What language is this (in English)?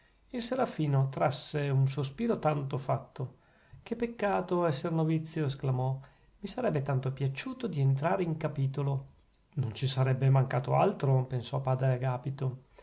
Italian